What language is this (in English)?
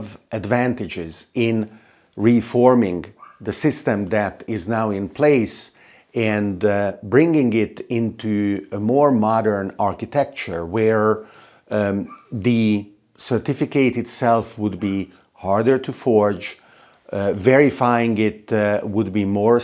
English